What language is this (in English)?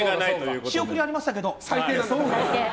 Japanese